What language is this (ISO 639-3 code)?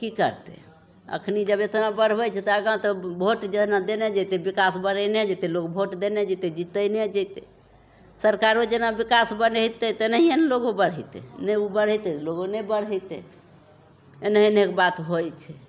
mai